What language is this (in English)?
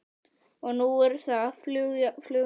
Icelandic